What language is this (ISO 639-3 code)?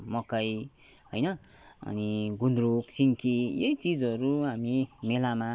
nep